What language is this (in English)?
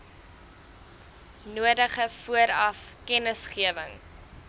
Afrikaans